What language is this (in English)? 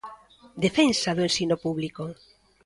Galician